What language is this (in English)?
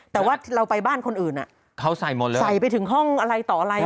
Thai